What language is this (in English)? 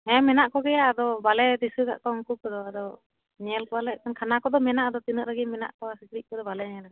Santali